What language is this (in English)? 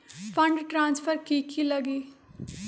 Magahi